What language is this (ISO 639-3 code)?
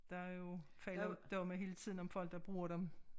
dan